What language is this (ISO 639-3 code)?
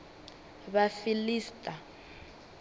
ven